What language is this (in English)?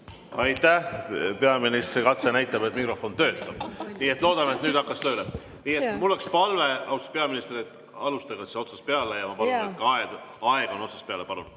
Estonian